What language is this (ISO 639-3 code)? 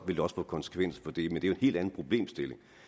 dan